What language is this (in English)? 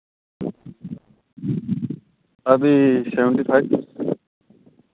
Hindi